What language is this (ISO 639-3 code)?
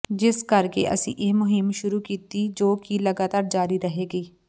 pan